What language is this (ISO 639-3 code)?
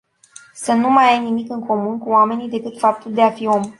ron